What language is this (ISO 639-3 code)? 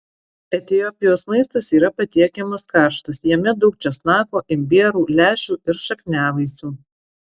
lit